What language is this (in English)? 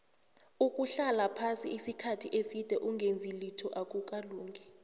South Ndebele